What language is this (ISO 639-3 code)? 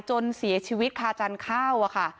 tha